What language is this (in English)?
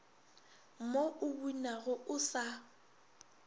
Northern Sotho